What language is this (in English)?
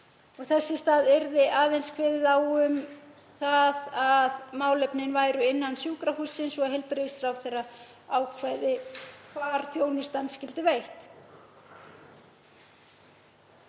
Icelandic